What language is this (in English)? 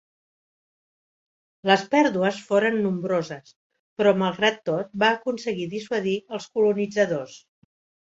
Catalan